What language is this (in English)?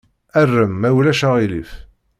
Kabyle